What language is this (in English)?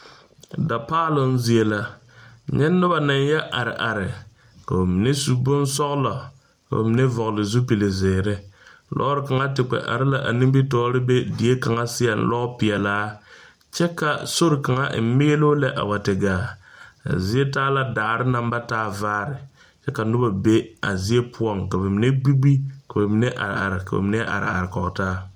Southern Dagaare